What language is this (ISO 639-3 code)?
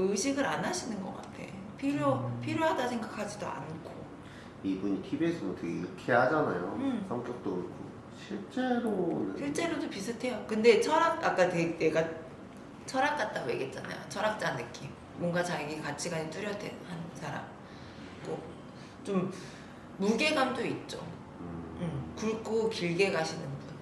kor